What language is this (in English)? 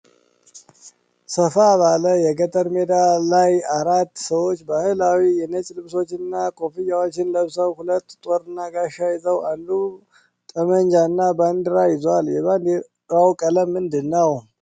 Amharic